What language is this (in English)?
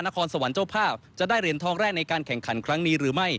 Thai